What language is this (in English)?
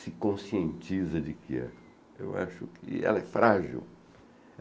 Portuguese